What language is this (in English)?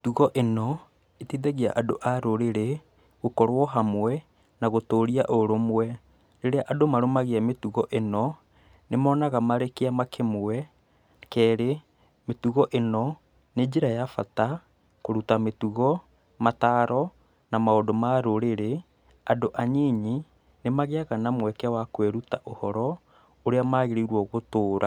Kikuyu